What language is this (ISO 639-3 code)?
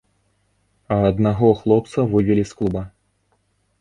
bel